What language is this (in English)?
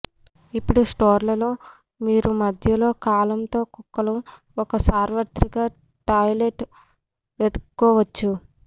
Telugu